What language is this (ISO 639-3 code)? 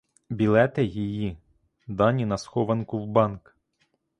ukr